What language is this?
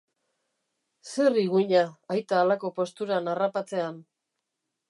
Basque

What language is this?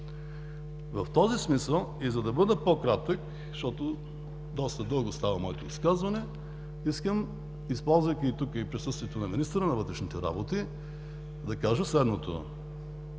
Bulgarian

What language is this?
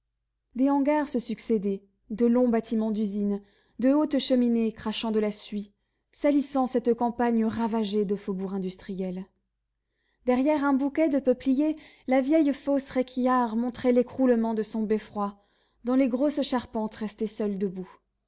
French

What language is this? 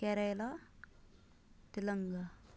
Kashmiri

